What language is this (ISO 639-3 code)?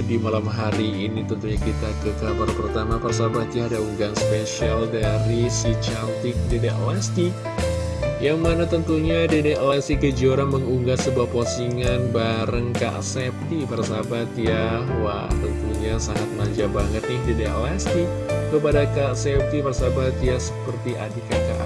ind